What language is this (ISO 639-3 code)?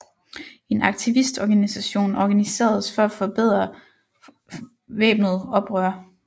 dan